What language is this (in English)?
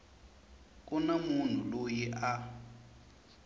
Tsonga